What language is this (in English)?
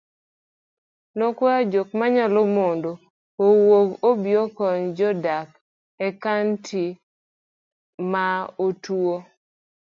Luo (Kenya and Tanzania)